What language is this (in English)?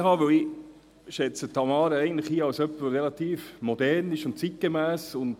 Swiss German